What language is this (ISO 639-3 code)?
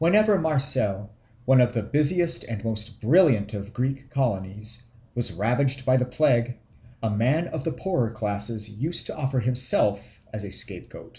eng